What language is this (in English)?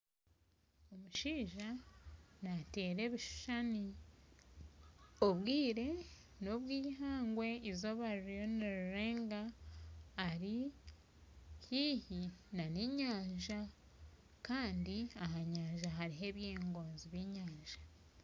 Nyankole